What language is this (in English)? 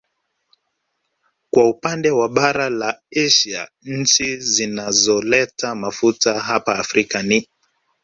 Swahili